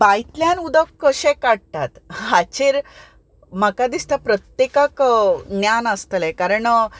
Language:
Konkani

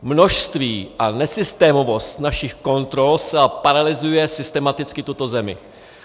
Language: Czech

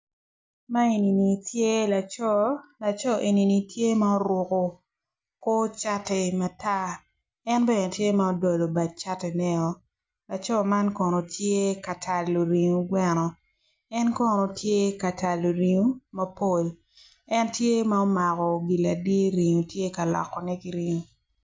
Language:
Acoli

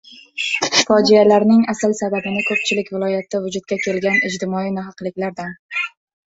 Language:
Uzbek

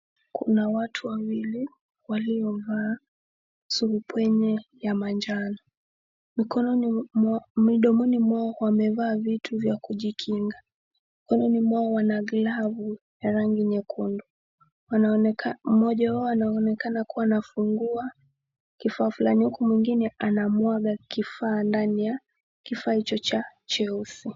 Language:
Swahili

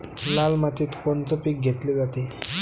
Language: Marathi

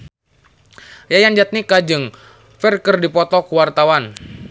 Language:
Sundanese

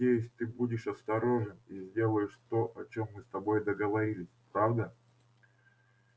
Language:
Russian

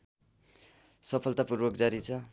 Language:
Nepali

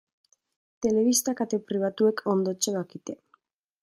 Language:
Basque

